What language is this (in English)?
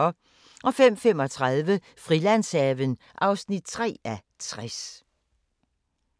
Danish